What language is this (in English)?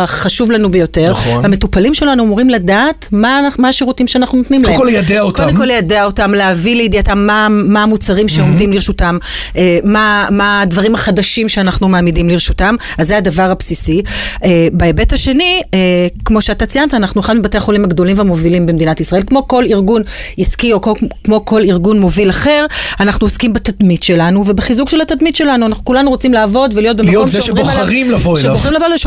Hebrew